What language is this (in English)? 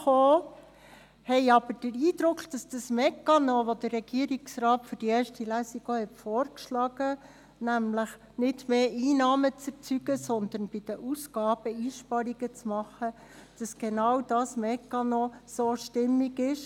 Swiss German